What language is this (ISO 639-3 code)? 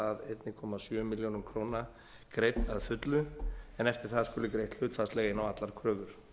isl